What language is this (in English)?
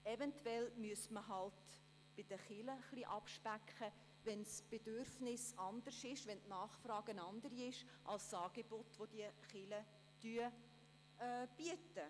Swiss German